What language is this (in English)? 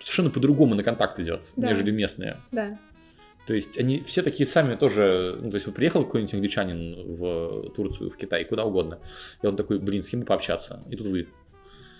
Russian